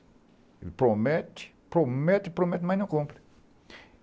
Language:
Portuguese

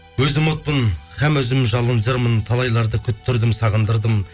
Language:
Kazakh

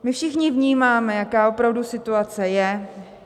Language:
Czech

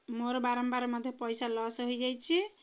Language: Odia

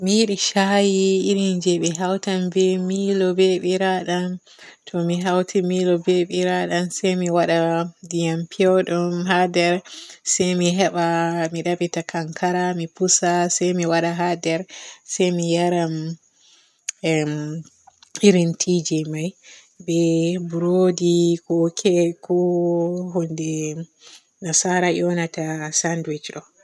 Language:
Borgu Fulfulde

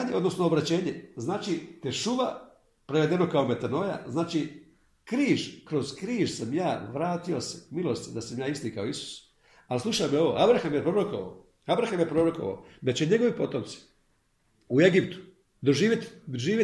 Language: Croatian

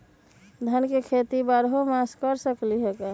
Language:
Magahi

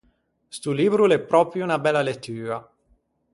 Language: Ligurian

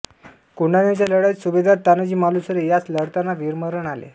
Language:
Marathi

